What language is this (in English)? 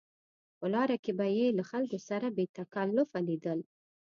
Pashto